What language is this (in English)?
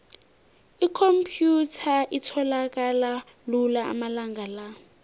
South Ndebele